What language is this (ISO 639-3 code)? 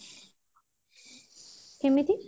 ori